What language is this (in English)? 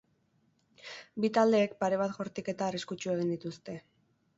Basque